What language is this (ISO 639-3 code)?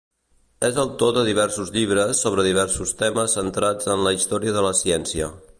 cat